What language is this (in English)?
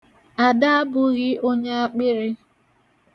Igbo